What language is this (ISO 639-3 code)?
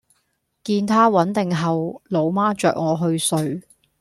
yue